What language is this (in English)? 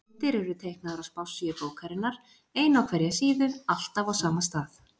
Icelandic